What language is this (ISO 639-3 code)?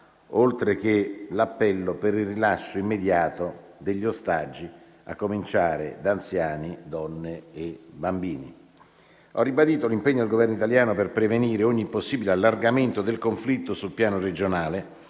ita